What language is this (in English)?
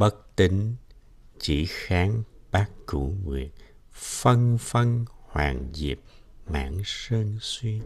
Vietnamese